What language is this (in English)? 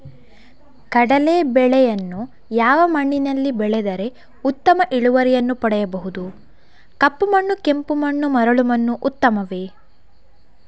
Kannada